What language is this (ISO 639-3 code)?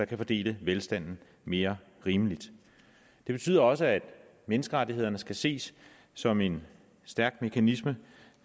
dan